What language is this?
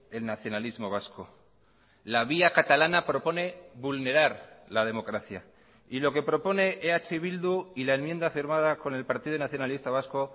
Spanish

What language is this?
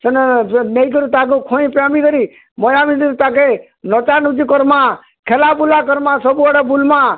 Odia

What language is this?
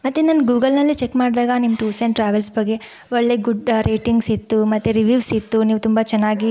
Kannada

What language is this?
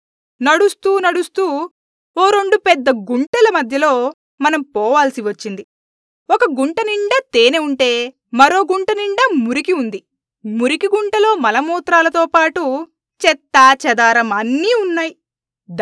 Telugu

